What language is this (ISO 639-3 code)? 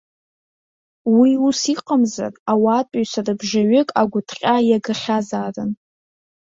abk